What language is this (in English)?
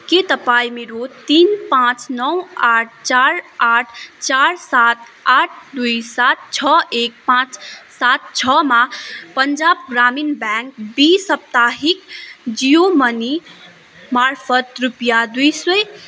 Nepali